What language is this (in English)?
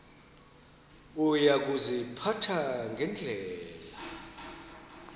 Xhosa